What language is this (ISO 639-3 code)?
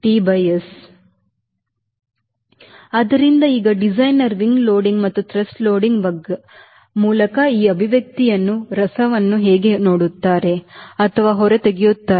kan